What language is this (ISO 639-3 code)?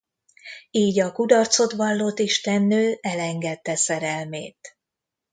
hun